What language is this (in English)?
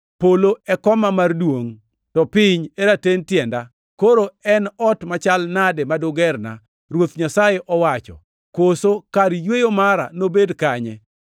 Luo (Kenya and Tanzania)